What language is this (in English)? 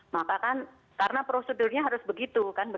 Indonesian